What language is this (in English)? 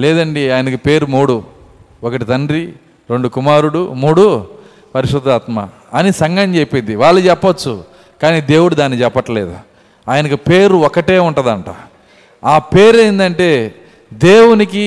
Telugu